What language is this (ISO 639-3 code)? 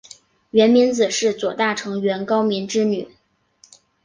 zho